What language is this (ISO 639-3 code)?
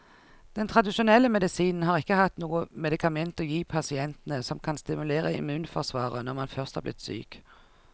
nor